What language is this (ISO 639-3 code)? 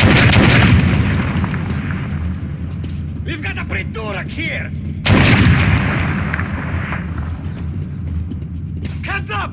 eng